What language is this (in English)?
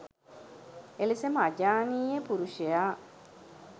Sinhala